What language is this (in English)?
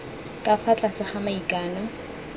Tswana